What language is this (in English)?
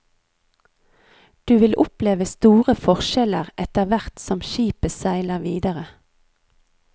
Norwegian